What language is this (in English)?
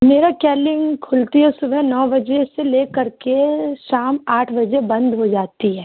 Urdu